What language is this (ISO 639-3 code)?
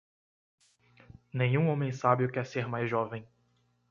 por